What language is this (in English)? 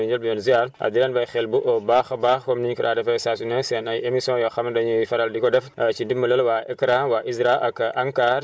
Wolof